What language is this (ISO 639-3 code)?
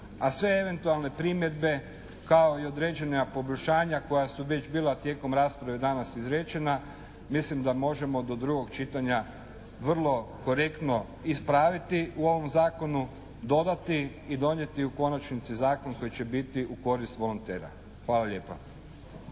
hrv